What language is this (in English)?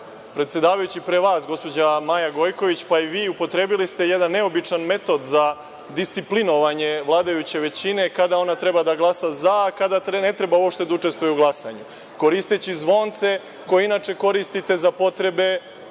Serbian